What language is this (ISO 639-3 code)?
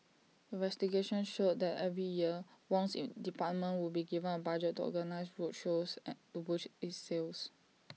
eng